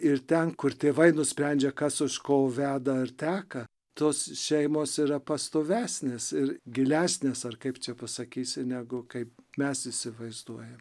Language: Lithuanian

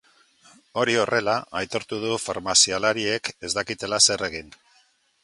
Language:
Basque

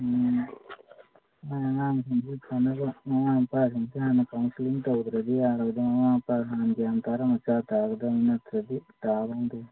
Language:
Manipuri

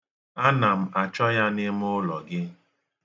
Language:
Igbo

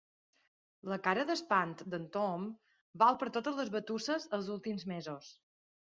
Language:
Catalan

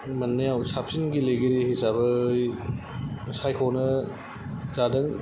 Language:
Bodo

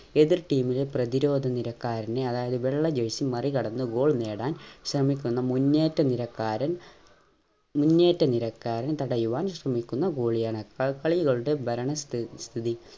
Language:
Malayalam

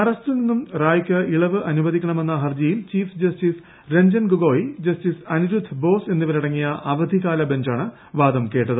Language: Malayalam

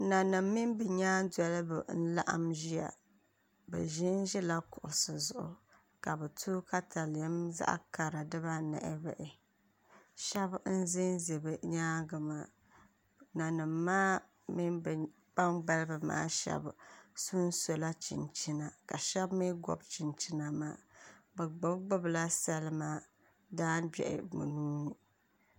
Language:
Dagbani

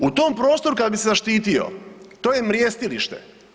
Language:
Croatian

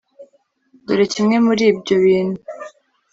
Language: Kinyarwanda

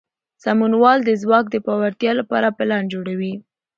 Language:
Pashto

